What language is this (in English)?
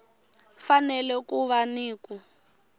Tsonga